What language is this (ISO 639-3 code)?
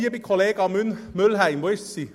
gsw